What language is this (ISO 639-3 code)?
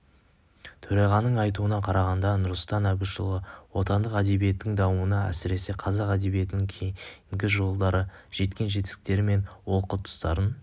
kaz